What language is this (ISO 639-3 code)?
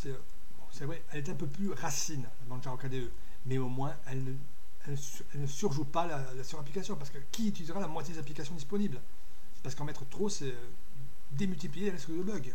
fra